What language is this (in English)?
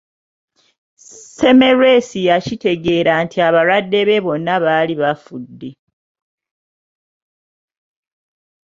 Ganda